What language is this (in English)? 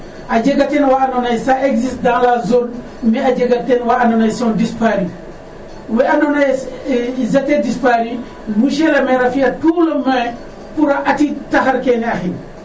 Serer